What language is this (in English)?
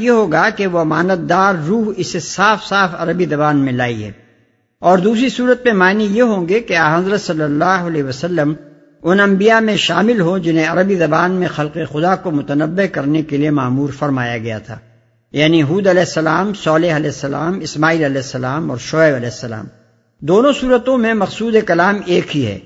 Urdu